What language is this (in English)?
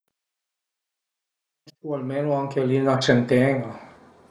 Piedmontese